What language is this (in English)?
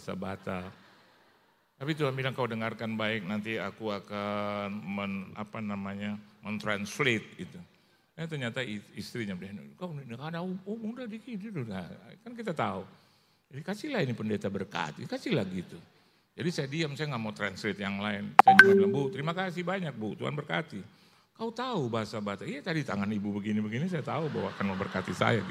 Indonesian